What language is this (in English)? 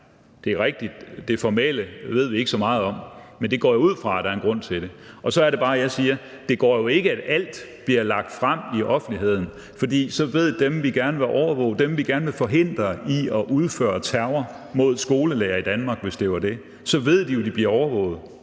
Danish